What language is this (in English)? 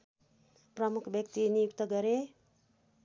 Nepali